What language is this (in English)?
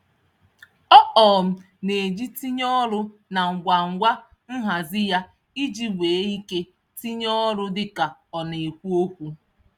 Igbo